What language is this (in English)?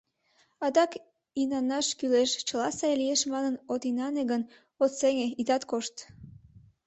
Mari